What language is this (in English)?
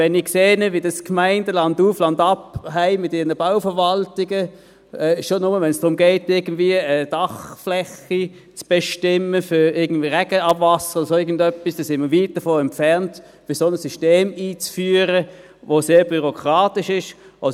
Swiss German